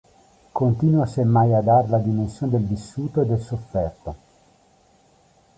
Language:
Italian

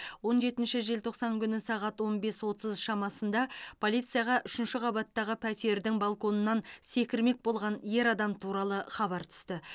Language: Kazakh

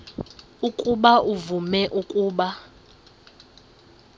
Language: Xhosa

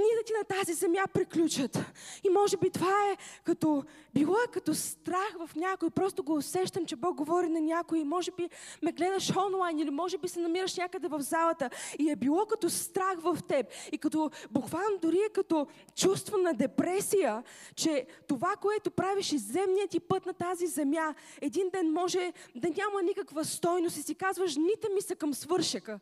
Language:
Bulgarian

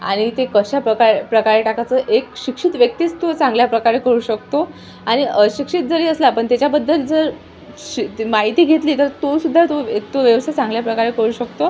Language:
Marathi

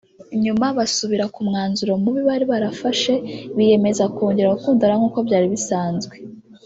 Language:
Kinyarwanda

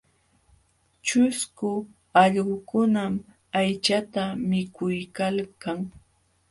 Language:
Jauja Wanca Quechua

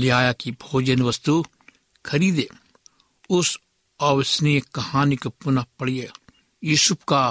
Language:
Hindi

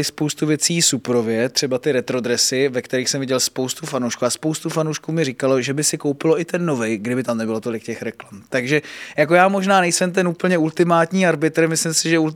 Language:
Czech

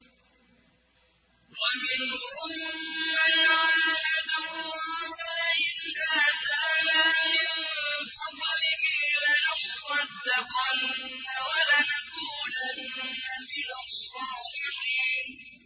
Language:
Arabic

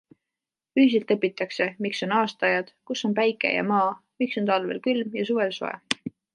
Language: Estonian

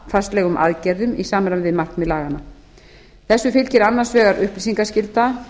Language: Icelandic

